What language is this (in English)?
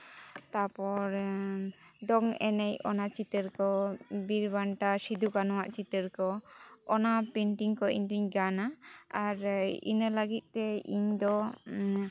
Santali